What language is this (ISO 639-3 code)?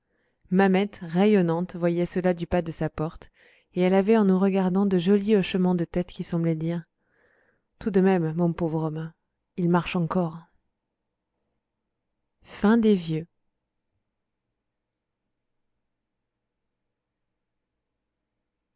fra